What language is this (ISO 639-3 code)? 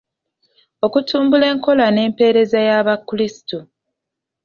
lug